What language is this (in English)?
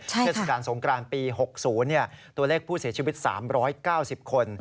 Thai